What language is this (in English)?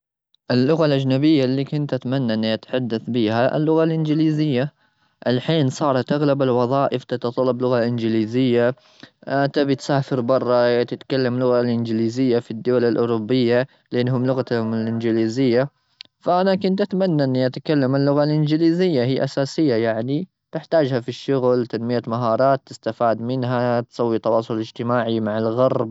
Gulf Arabic